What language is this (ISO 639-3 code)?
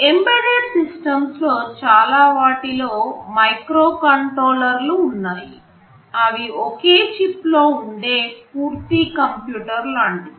tel